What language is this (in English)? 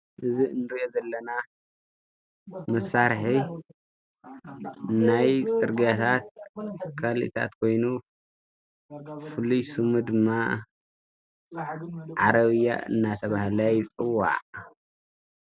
Tigrinya